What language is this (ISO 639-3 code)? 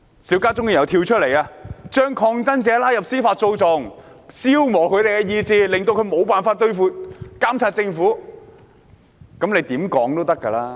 yue